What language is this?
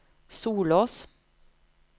Norwegian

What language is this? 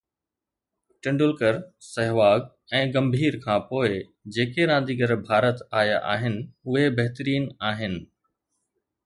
Sindhi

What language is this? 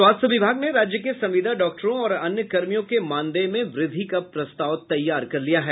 Hindi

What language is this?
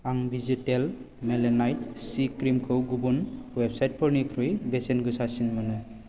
Bodo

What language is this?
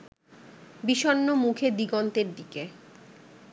Bangla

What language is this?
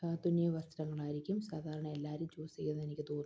Malayalam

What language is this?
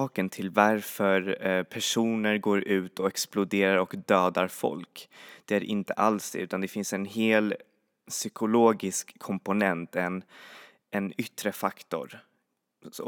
Swedish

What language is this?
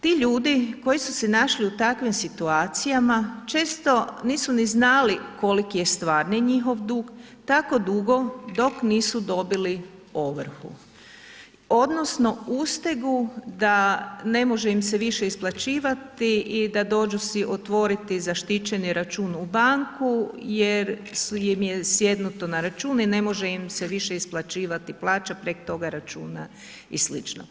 Croatian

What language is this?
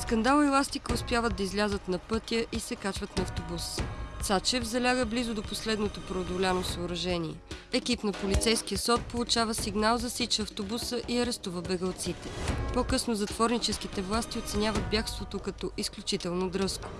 Bulgarian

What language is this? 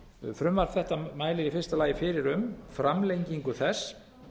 Icelandic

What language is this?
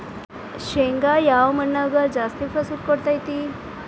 Kannada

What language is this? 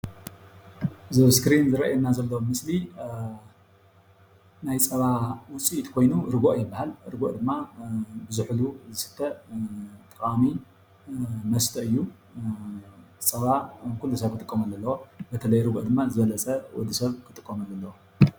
Tigrinya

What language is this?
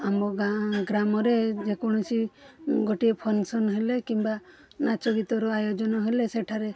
Odia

